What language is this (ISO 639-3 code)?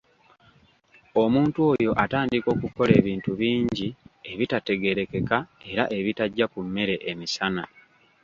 lug